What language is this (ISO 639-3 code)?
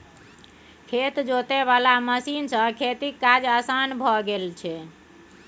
mai